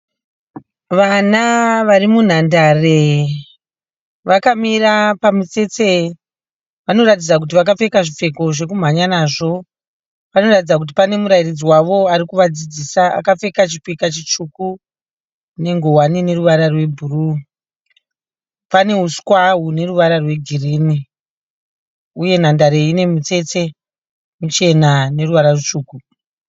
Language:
Shona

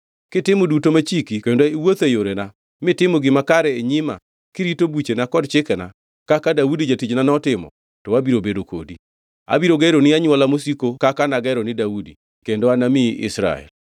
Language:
Luo (Kenya and Tanzania)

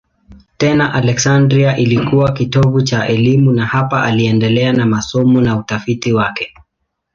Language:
Swahili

